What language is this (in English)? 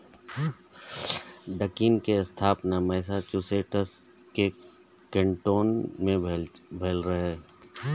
Maithili